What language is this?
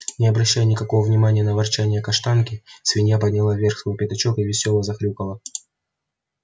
Russian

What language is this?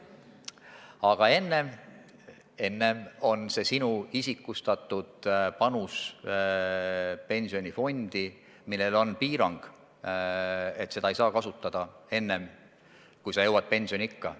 Estonian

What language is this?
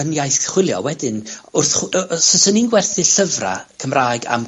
Welsh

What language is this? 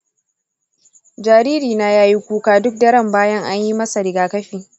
Hausa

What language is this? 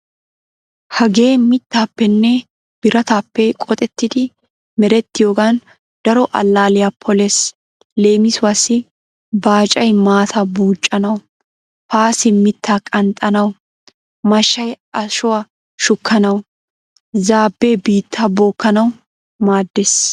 Wolaytta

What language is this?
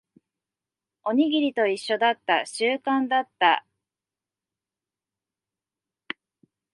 Japanese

